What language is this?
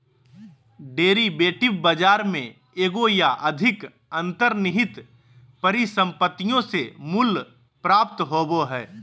Magahi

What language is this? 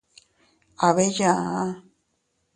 Teutila Cuicatec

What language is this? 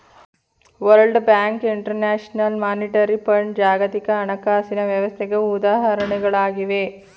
Kannada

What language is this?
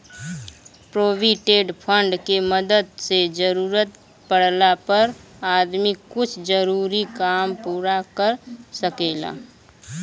Bhojpuri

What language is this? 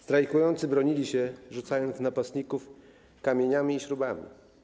Polish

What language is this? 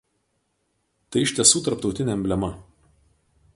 Lithuanian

